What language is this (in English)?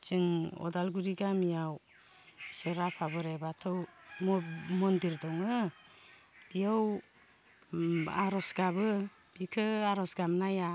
Bodo